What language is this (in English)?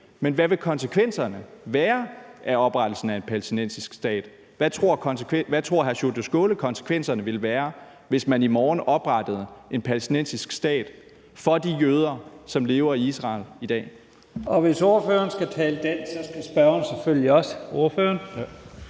Danish